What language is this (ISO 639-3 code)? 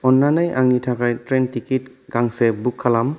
brx